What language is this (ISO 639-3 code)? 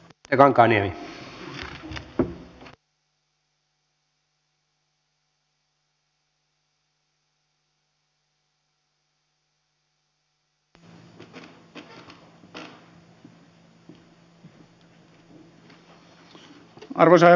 fin